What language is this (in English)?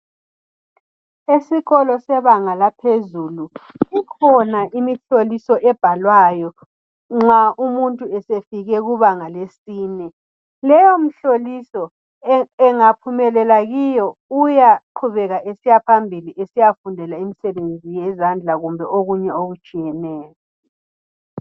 North Ndebele